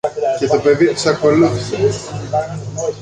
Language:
Greek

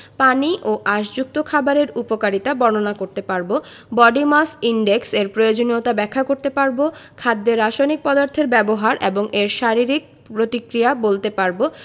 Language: Bangla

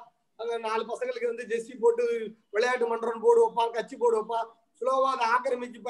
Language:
Tamil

